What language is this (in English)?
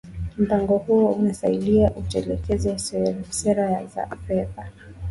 Swahili